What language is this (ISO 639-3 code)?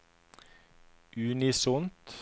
nor